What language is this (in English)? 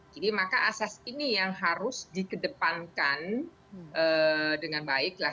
Indonesian